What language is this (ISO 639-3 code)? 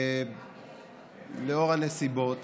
heb